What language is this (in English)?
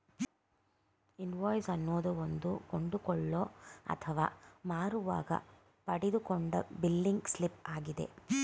Kannada